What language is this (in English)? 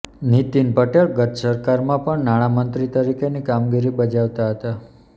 Gujarati